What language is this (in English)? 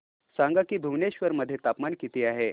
Marathi